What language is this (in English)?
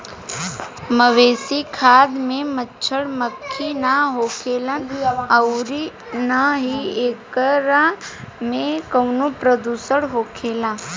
Bhojpuri